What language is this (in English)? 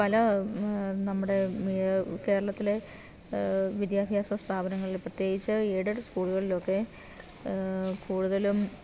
Malayalam